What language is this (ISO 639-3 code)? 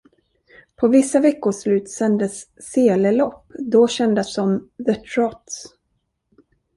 swe